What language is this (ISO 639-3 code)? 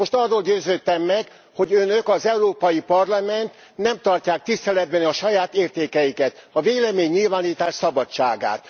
hun